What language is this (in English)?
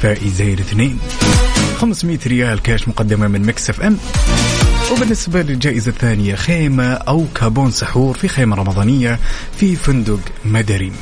Arabic